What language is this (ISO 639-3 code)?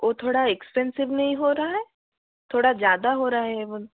hin